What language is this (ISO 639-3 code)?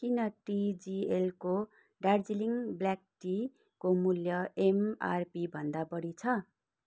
nep